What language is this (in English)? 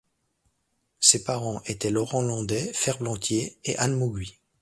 French